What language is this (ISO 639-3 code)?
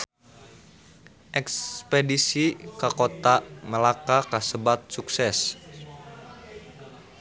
sun